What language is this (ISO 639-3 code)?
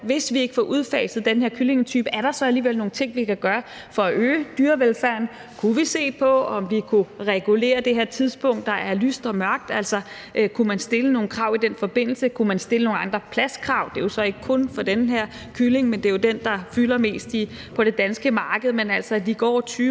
dan